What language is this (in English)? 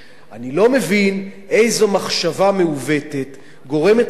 Hebrew